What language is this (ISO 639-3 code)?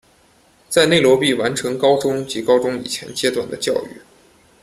zho